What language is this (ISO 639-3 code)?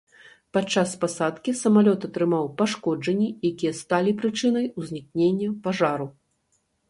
bel